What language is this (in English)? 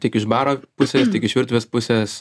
Lithuanian